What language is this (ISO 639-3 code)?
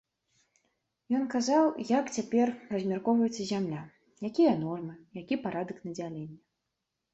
bel